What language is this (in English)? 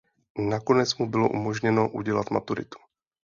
Czech